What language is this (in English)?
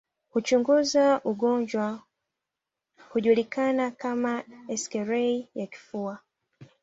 Swahili